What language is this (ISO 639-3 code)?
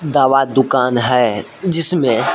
hin